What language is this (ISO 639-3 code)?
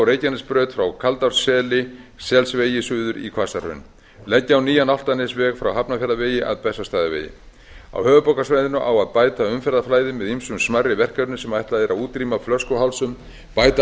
isl